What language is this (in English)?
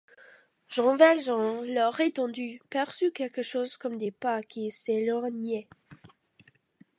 French